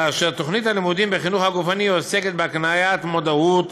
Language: Hebrew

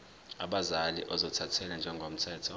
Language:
Zulu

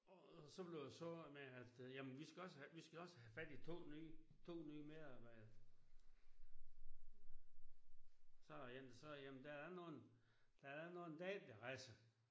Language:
Danish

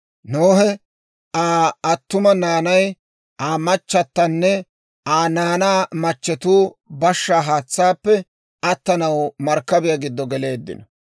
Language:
Dawro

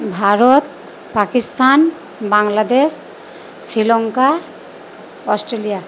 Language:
Bangla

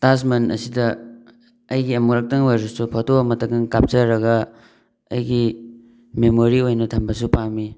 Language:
Manipuri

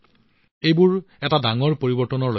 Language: Assamese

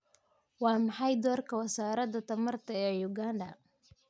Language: Somali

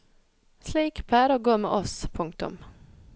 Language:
Norwegian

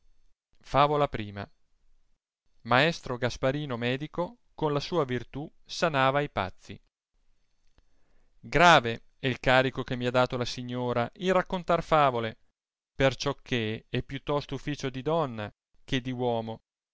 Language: Italian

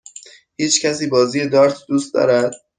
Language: Persian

